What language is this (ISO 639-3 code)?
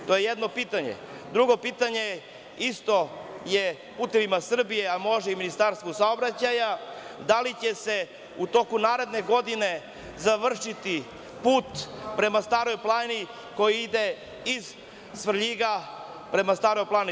srp